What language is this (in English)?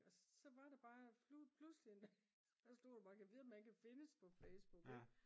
Danish